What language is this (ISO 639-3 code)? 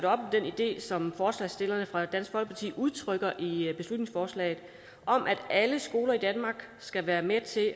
dan